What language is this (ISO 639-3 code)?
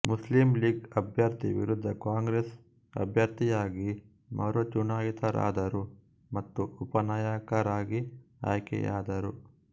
kan